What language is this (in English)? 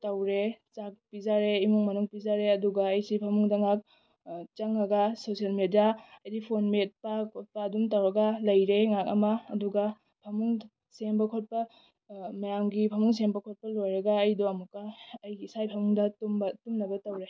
Manipuri